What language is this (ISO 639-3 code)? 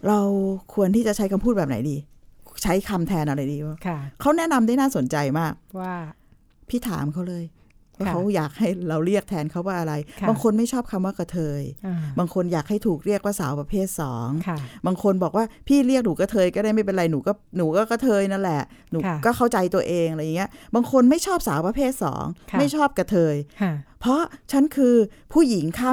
tha